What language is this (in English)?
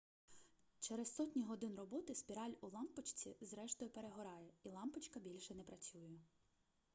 Ukrainian